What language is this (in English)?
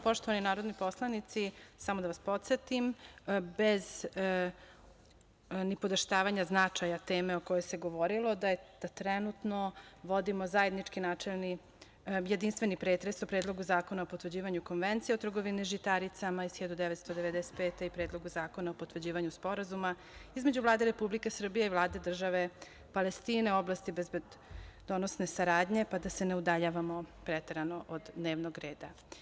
Serbian